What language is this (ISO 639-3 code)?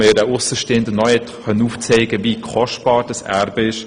gsw